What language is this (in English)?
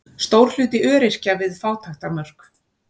Icelandic